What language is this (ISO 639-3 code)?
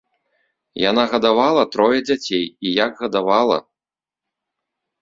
bel